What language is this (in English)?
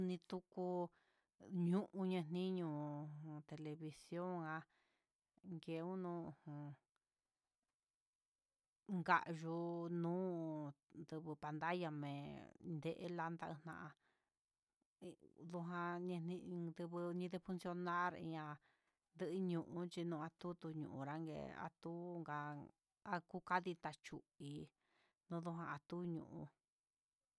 Huitepec Mixtec